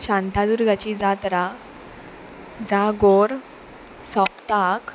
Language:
Konkani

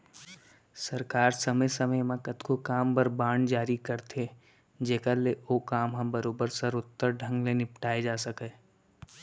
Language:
Chhattisgarhi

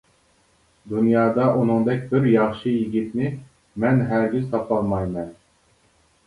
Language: Uyghur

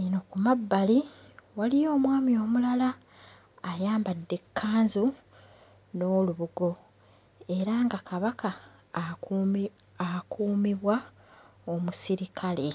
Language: Ganda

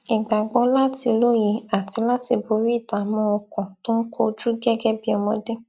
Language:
Yoruba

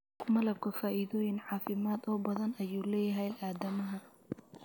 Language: Somali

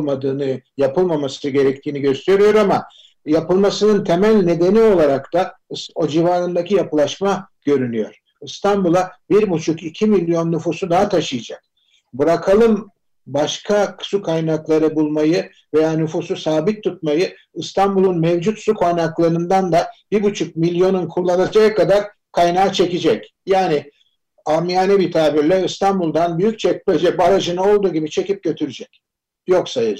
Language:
Turkish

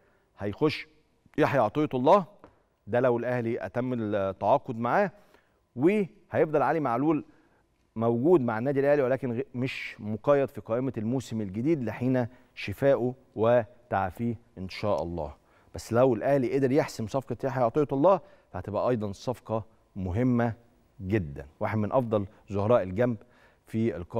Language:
Arabic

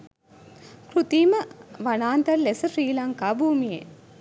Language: Sinhala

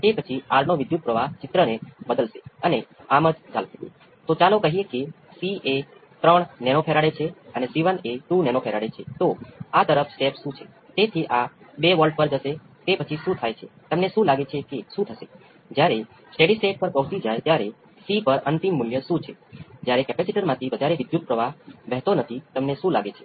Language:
Gujarati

